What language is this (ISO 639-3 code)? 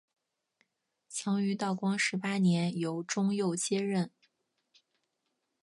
zho